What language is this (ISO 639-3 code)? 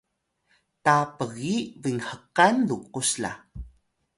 tay